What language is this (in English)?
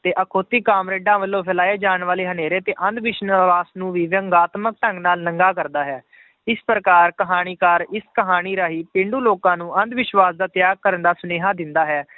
Punjabi